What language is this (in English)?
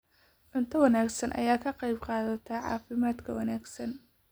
Somali